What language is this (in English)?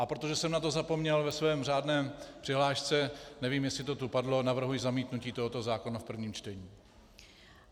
Czech